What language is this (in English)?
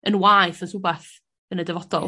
Welsh